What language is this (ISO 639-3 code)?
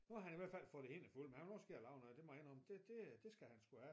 dan